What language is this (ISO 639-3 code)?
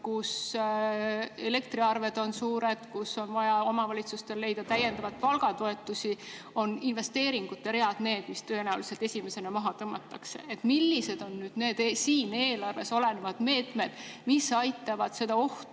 est